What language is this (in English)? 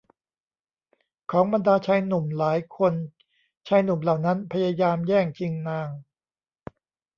Thai